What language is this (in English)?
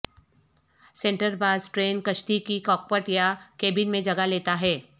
Urdu